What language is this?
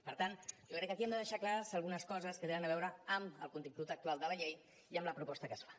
Catalan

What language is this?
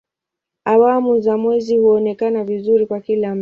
Swahili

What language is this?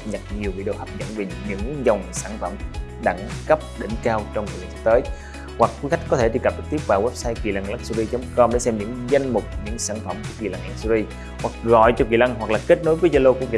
Vietnamese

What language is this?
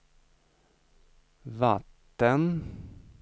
Swedish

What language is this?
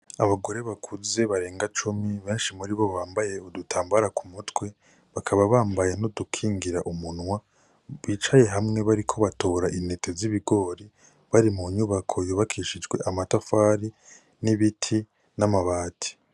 Rundi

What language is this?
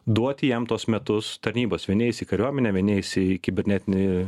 Lithuanian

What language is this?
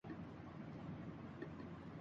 Urdu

